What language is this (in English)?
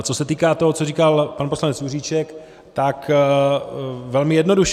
Czech